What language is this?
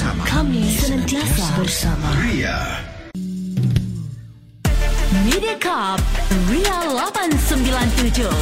Malay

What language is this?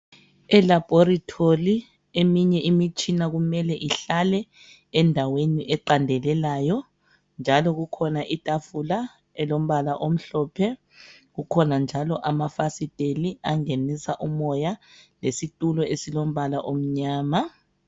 North Ndebele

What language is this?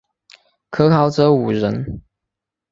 Chinese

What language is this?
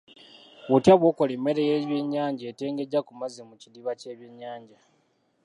Ganda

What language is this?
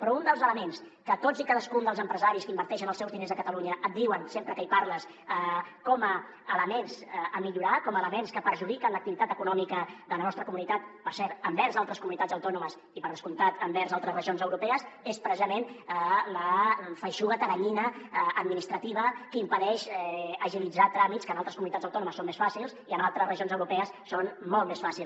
Catalan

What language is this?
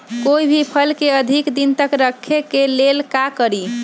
Magahi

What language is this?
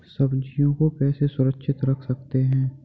Hindi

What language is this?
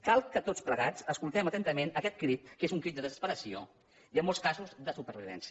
Catalan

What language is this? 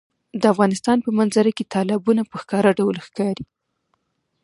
Pashto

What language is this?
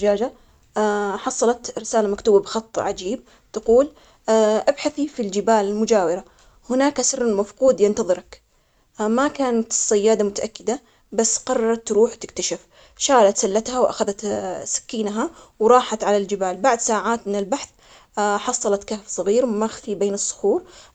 Omani Arabic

